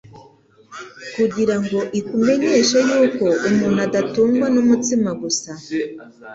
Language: Kinyarwanda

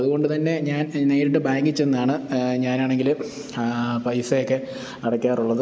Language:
Malayalam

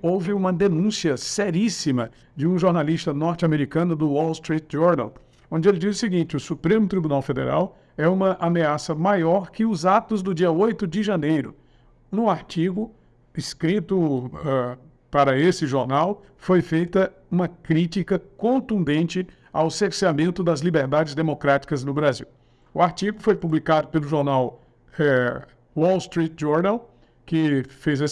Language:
Portuguese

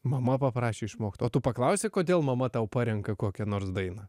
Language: Lithuanian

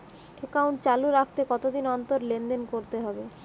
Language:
Bangla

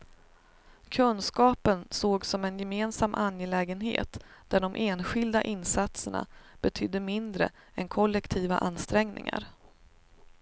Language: Swedish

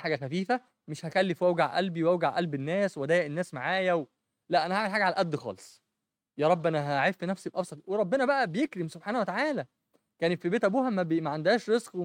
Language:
Arabic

